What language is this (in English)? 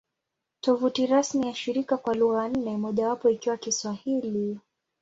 Swahili